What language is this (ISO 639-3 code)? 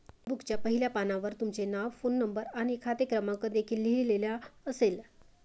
mar